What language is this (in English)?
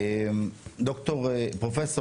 Hebrew